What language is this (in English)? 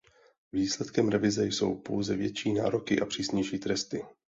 Czech